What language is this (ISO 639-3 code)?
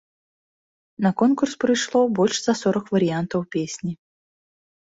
bel